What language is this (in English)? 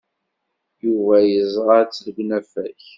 Kabyle